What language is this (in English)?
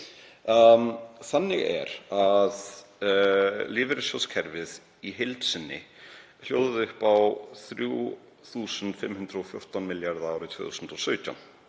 Icelandic